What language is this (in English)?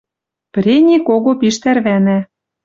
Western Mari